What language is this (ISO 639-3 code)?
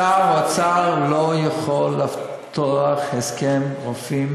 heb